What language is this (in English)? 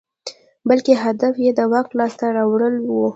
Pashto